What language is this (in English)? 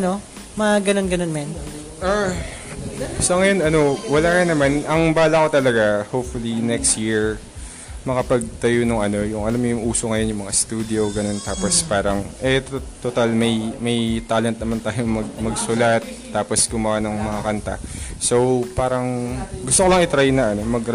Filipino